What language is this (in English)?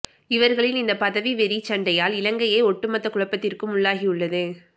Tamil